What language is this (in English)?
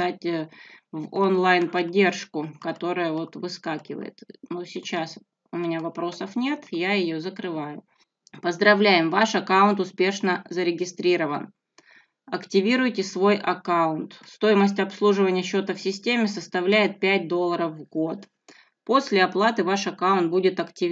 Russian